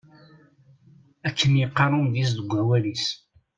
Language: Kabyle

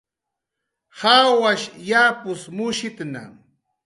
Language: Jaqaru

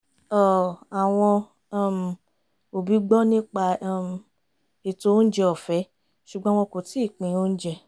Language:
Yoruba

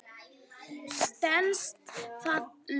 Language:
Icelandic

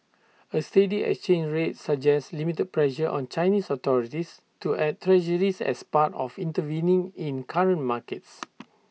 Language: English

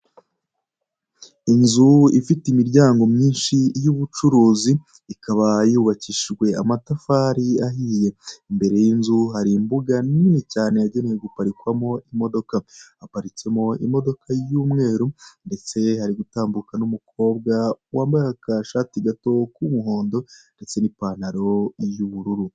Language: Kinyarwanda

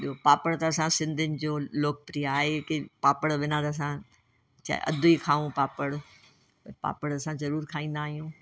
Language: Sindhi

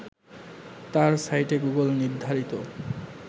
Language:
Bangla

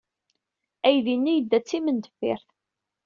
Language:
Kabyle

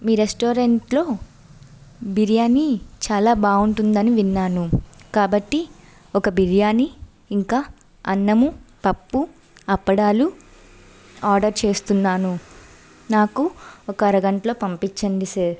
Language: Telugu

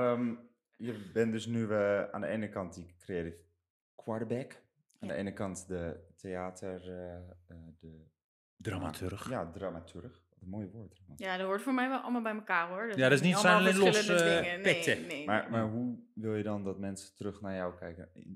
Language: Dutch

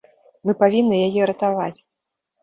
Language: Belarusian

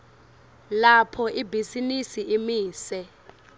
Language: Swati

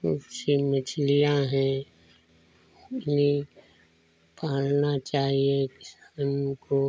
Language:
Hindi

